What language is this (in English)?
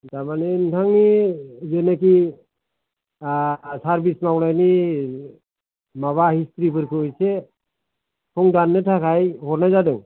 Bodo